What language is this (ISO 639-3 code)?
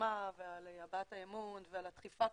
heb